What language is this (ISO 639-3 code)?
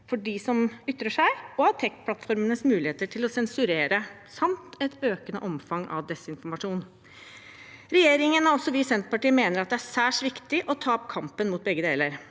nor